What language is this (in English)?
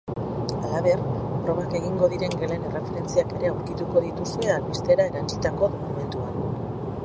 Basque